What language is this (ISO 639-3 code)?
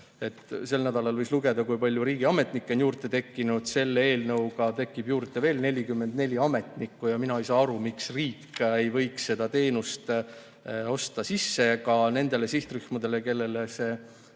est